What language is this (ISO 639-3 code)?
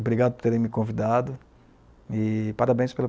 por